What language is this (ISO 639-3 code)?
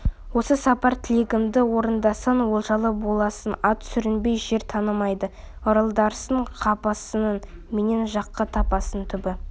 kaz